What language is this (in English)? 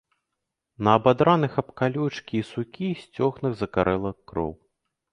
Belarusian